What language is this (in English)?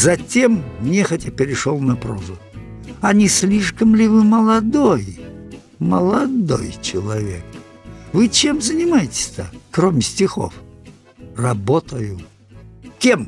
Russian